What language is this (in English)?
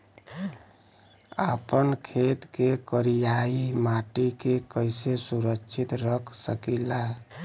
Bhojpuri